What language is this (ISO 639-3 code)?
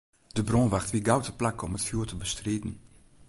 fry